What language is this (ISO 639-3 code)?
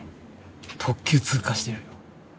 jpn